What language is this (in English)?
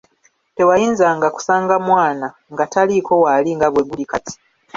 Ganda